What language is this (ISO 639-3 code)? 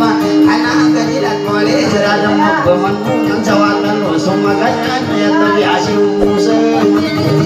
ind